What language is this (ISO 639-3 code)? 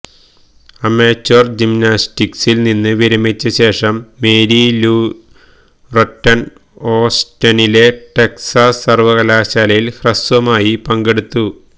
mal